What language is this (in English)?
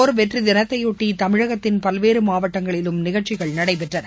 Tamil